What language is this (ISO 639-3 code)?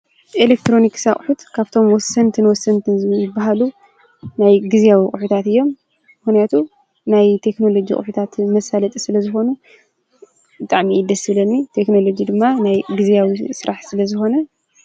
tir